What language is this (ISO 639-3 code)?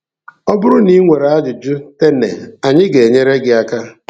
ibo